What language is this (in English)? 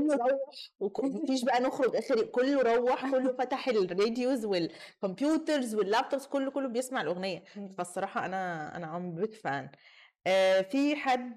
Arabic